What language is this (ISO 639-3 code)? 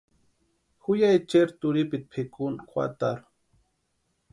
pua